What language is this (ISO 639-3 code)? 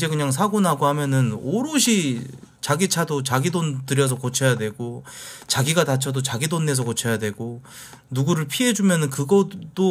kor